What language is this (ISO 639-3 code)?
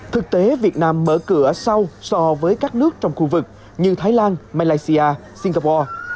vie